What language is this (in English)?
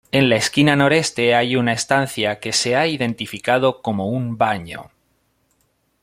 Spanish